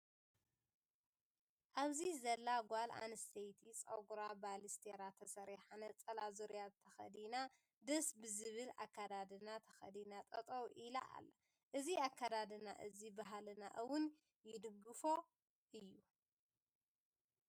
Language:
Tigrinya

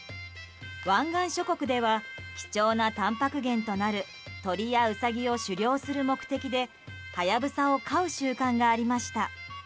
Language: Japanese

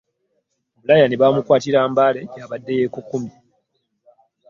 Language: Ganda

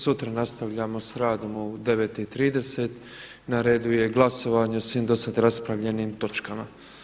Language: Croatian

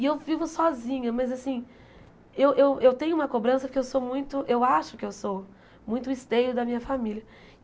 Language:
Portuguese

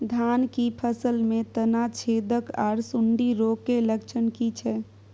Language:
Maithili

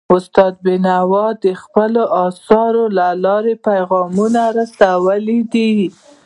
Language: Pashto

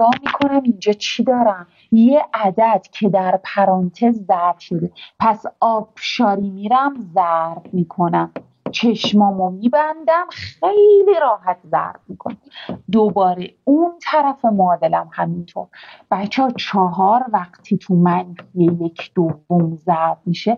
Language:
Persian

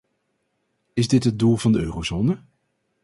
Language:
Dutch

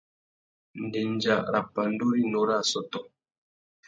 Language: Tuki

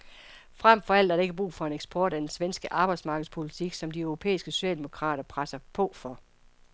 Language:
Danish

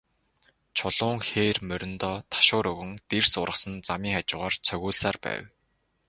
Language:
Mongolian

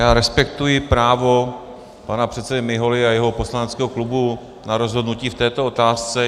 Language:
Czech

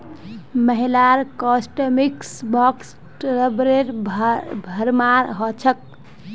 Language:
Magahi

